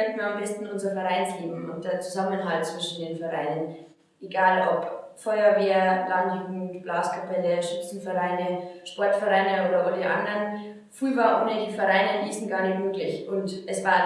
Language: German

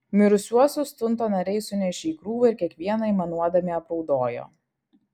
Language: Lithuanian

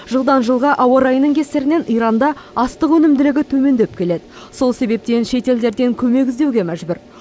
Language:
Kazakh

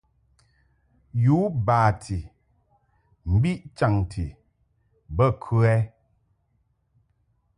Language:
Mungaka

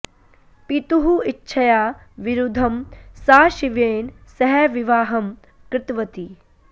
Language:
Sanskrit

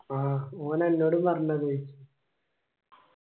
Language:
Malayalam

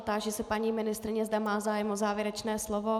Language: Czech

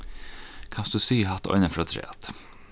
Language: Faroese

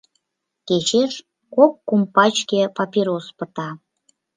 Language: Mari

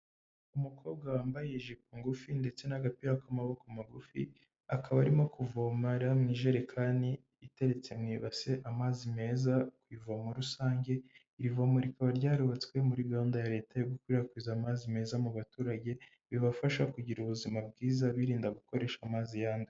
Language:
Kinyarwanda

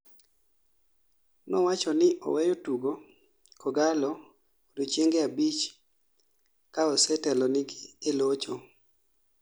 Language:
Luo (Kenya and Tanzania)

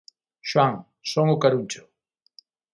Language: Galician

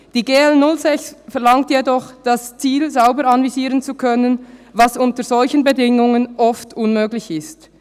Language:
Swiss German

